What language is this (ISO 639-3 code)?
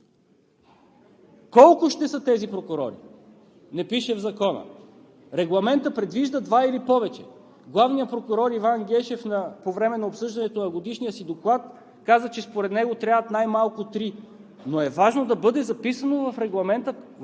bul